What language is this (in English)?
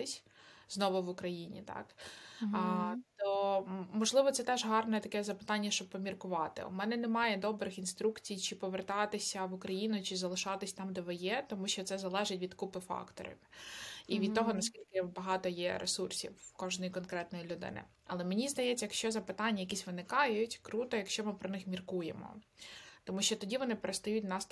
Ukrainian